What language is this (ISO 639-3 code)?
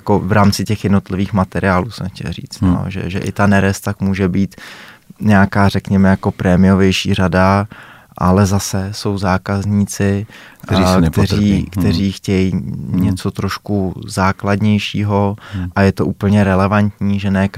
ces